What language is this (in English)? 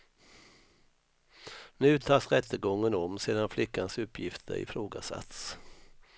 Swedish